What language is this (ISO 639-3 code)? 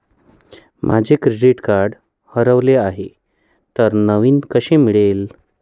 mar